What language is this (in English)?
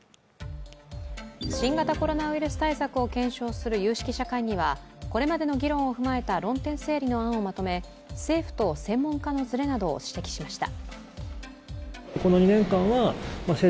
Japanese